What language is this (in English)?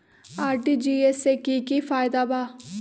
Magahi